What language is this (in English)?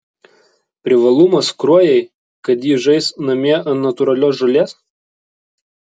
Lithuanian